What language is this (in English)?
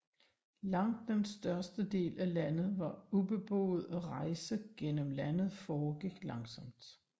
Danish